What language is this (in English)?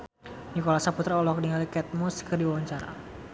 Sundanese